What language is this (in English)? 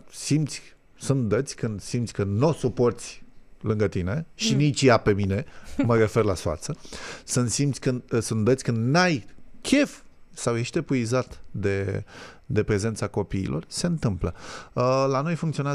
Romanian